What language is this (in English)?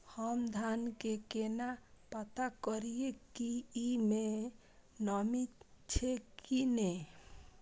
Maithili